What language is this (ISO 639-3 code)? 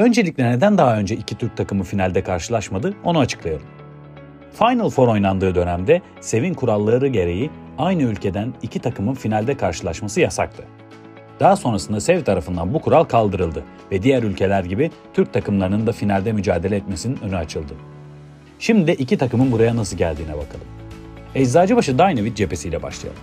tur